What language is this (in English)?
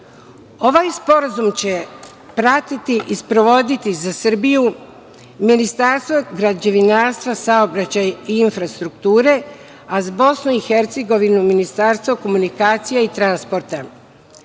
Serbian